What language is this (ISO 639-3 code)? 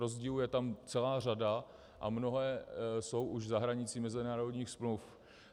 ces